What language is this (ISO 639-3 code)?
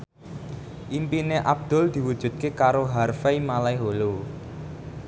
jav